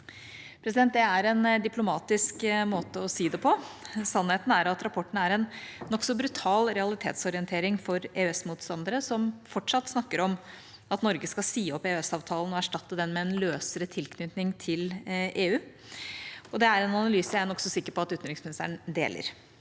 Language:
Norwegian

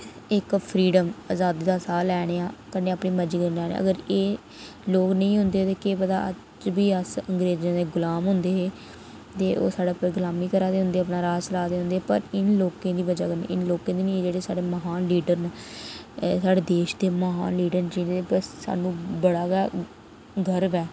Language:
Dogri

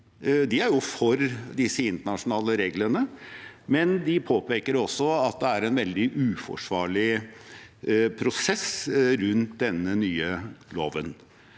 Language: Norwegian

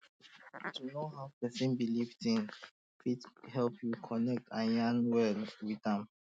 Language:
Nigerian Pidgin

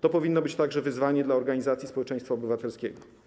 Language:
Polish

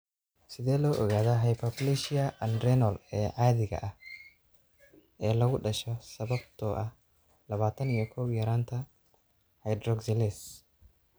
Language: Somali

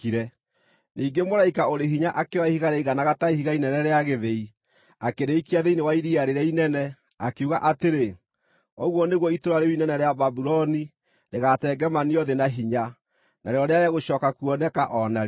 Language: Kikuyu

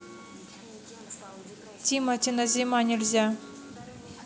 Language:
Russian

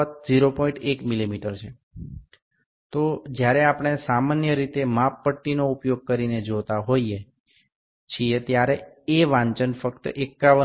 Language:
Bangla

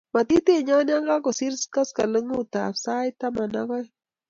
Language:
Kalenjin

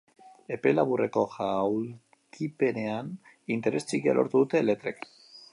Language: Basque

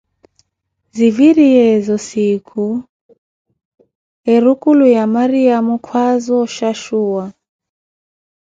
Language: Koti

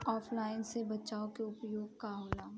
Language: Bhojpuri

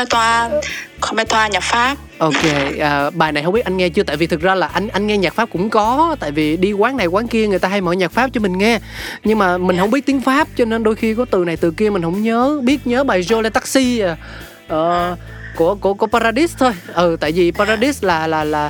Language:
Vietnamese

